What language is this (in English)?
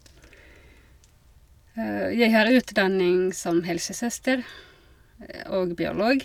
Norwegian